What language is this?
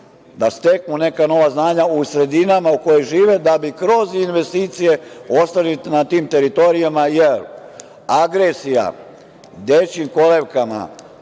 Serbian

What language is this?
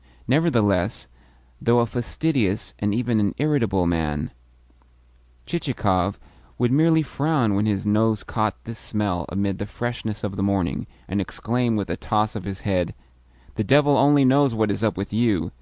English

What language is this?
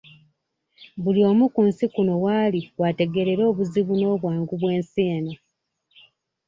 Ganda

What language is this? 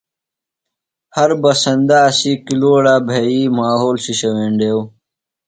Phalura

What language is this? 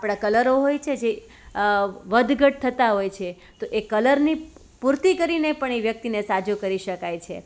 Gujarati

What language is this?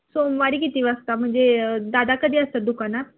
Marathi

